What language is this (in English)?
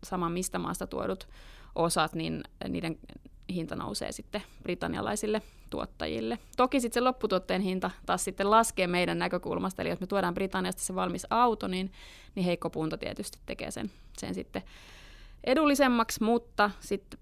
Finnish